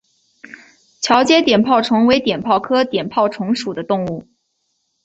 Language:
Chinese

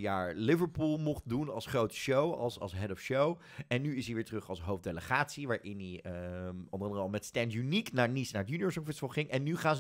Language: Dutch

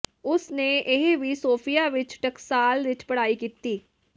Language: Punjabi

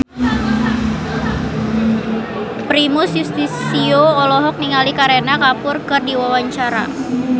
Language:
Sundanese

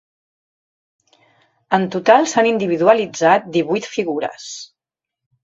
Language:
Catalan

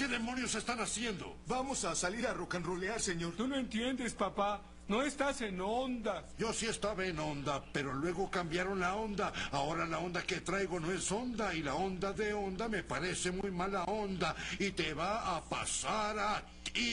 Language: Spanish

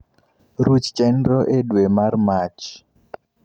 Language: Luo (Kenya and Tanzania)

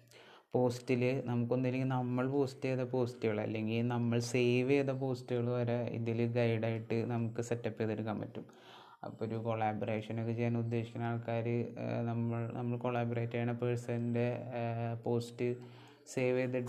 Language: Malayalam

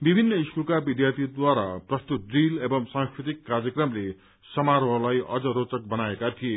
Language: Nepali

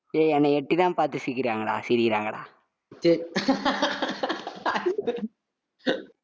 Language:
Tamil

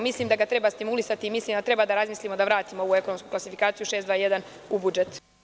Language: Serbian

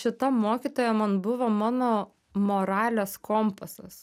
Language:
Lithuanian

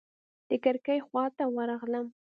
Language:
Pashto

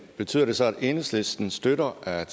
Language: Danish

